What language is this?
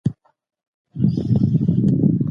Pashto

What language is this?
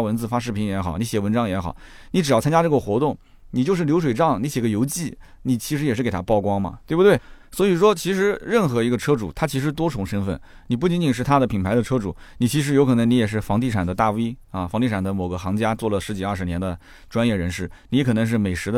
Chinese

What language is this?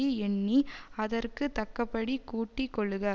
Tamil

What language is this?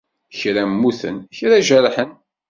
Kabyle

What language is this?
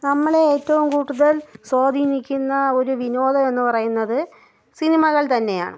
Malayalam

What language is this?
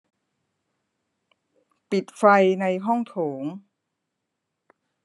Thai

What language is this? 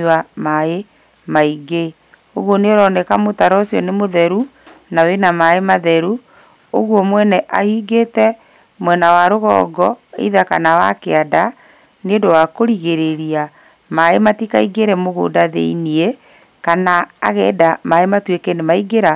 Kikuyu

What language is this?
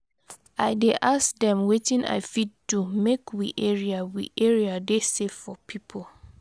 Nigerian Pidgin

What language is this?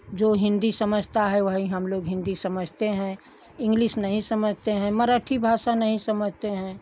Hindi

